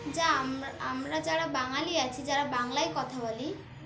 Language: Bangla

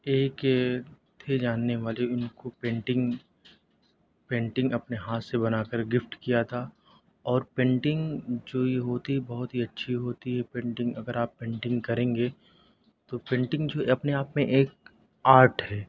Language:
Urdu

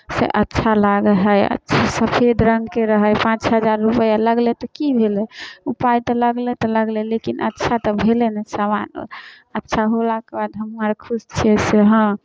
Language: Maithili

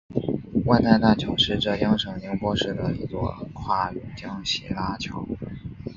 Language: Chinese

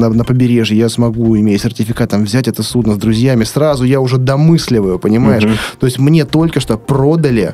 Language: Russian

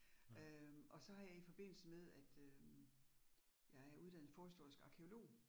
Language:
Danish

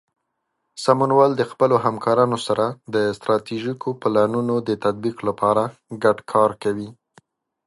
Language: Pashto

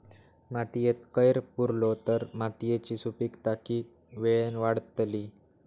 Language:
Marathi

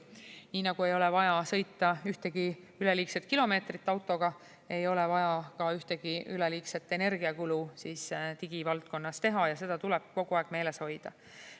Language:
Estonian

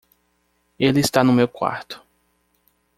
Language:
Portuguese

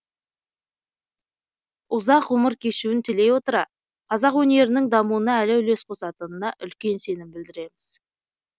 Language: Kazakh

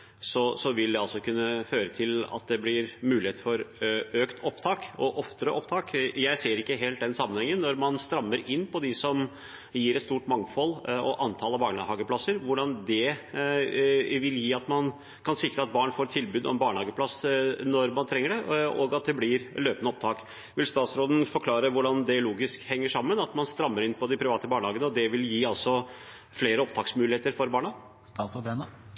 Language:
Norwegian Bokmål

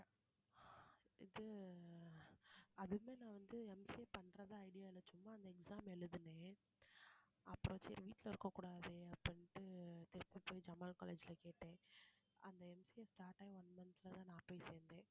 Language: Tamil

